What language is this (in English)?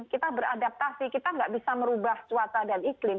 Indonesian